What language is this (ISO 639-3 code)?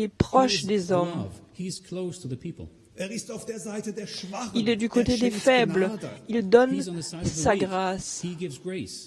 fra